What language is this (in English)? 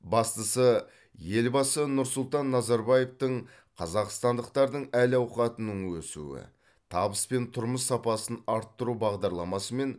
Kazakh